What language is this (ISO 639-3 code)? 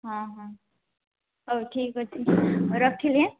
ori